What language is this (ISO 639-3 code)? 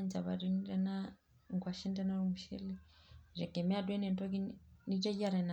mas